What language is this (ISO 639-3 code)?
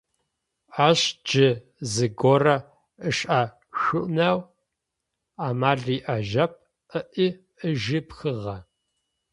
ady